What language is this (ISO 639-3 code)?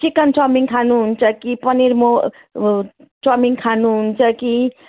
nep